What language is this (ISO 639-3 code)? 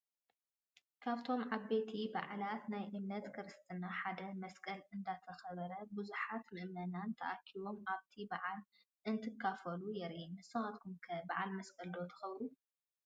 tir